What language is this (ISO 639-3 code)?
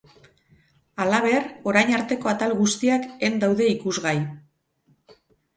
eus